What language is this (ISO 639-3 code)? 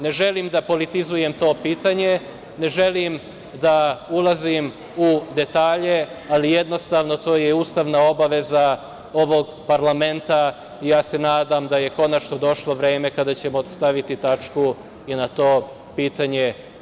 srp